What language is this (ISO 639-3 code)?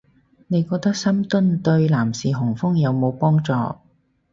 yue